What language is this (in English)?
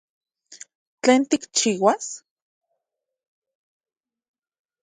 Central Puebla Nahuatl